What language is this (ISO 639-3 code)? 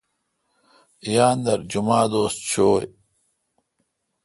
xka